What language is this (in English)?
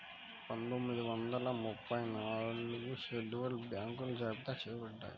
Telugu